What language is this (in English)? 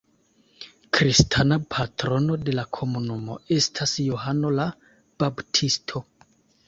Esperanto